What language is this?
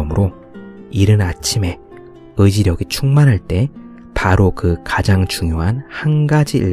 Korean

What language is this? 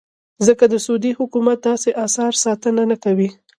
Pashto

